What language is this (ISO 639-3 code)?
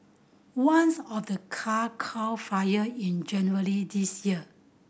eng